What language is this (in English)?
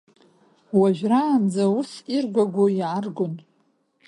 Abkhazian